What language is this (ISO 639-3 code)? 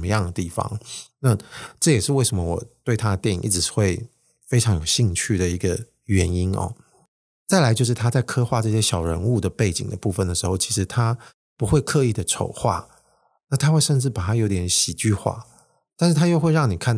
zho